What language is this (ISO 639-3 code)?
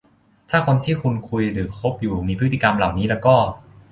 tha